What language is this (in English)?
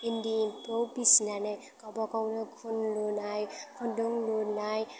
Bodo